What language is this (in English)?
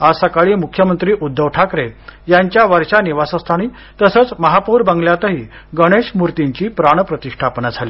Marathi